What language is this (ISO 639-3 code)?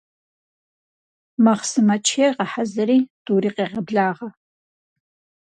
kbd